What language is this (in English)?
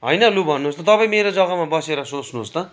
Nepali